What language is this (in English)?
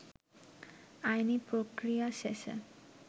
Bangla